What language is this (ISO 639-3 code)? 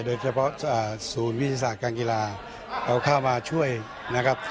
tha